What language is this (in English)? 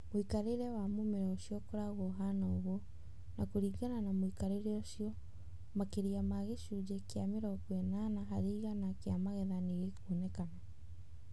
Kikuyu